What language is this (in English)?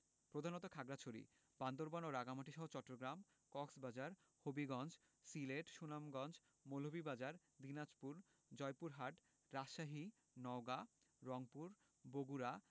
Bangla